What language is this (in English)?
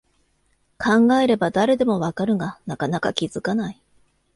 Japanese